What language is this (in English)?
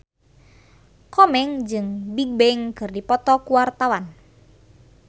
Sundanese